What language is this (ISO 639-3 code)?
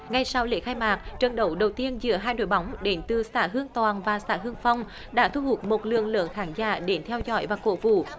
vie